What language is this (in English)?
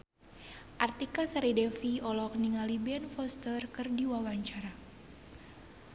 Sundanese